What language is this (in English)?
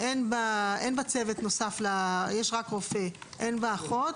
Hebrew